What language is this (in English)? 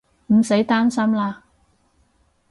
Cantonese